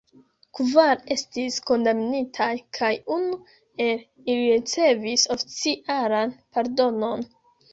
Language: Esperanto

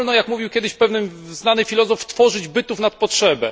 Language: Polish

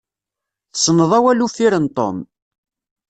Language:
Kabyle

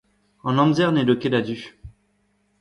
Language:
Breton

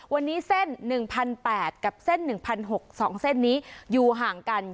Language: Thai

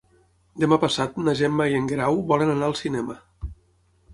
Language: Catalan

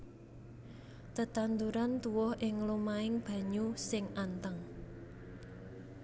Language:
Javanese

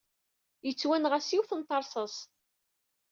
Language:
Kabyle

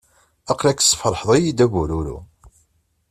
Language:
Kabyle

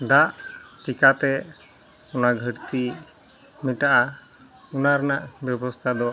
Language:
Santali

